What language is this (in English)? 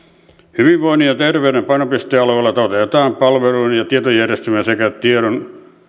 Finnish